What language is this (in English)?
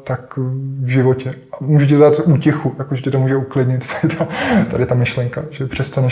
Czech